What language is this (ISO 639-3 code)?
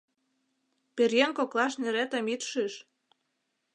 chm